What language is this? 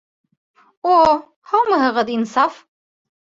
Bashkir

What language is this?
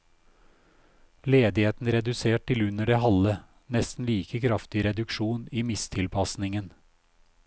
Norwegian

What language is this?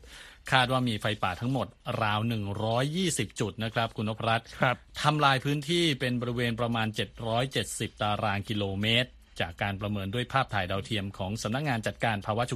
Thai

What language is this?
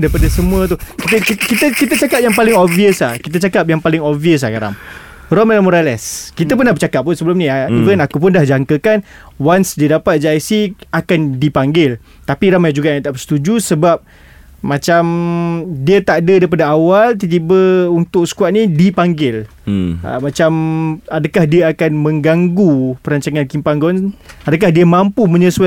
Malay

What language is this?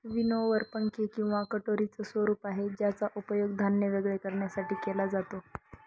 Marathi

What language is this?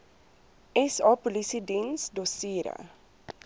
Afrikaans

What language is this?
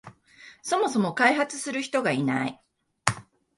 Japanese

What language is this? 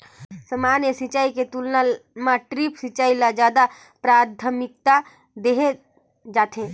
Chhattisgarhi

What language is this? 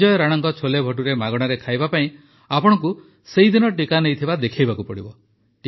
Odia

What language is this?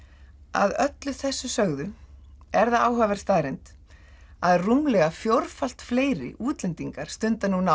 Icelandic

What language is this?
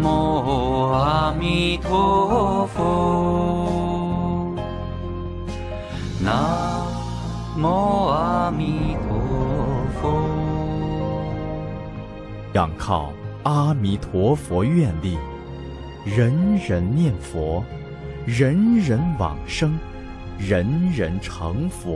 Vietnamese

